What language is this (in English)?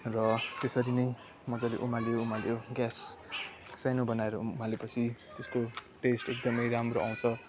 Nepali